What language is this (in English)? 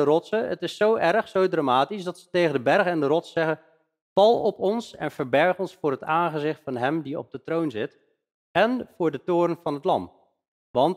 Dutch